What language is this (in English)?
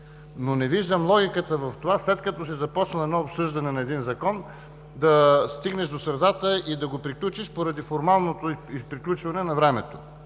Bulgarian